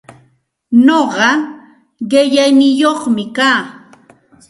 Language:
Santa Ana de Tusi Pasco Quechua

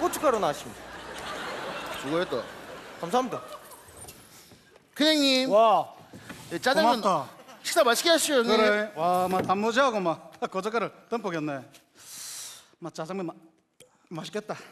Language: Korean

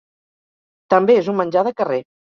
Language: Catalan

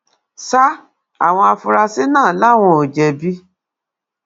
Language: Yoruba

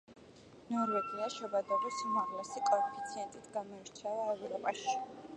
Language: Georgian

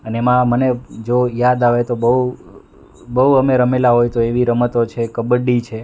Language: Gujarati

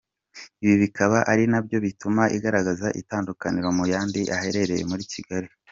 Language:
Kinyarwanda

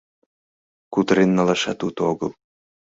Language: Mari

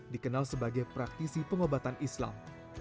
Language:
Indonesian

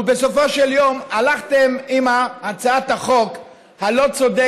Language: Hebrew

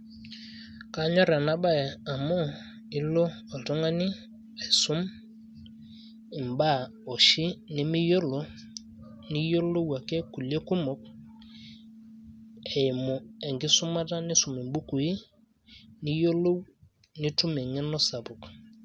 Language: Masai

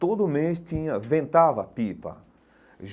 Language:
Portuguese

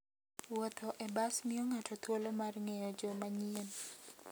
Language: Luo (Kenya and Tanzania)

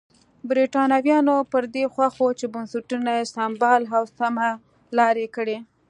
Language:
Pashto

